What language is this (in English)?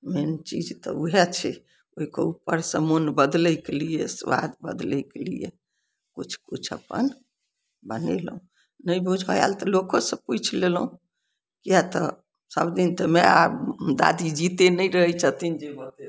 Maithili